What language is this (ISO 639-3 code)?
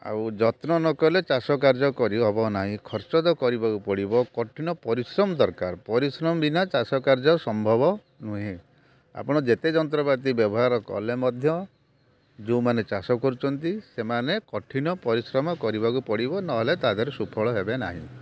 ori